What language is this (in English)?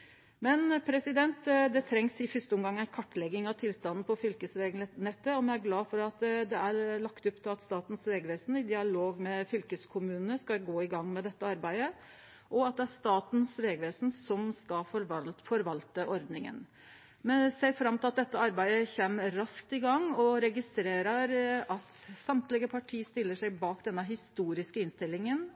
Norwegian Nynorsk